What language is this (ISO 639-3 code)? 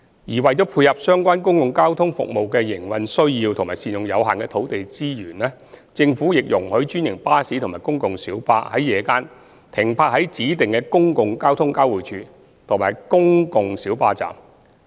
yue